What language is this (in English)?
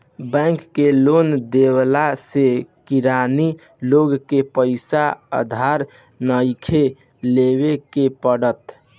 Bhojpuri